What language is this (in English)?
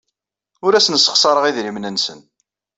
Kabyle